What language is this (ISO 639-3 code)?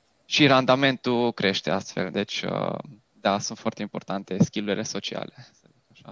ron